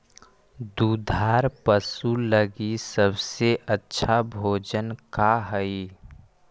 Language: Magahi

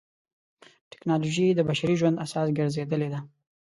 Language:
Pashto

